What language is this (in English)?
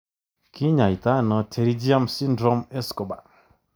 Kalenjin